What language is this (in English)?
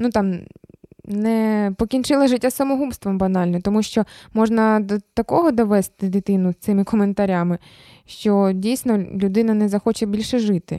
Ukrainian